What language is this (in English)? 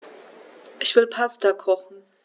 German